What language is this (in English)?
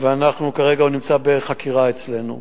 Hebrew